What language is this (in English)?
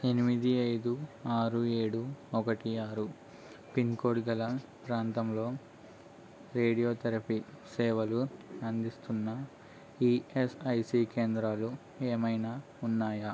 Telugu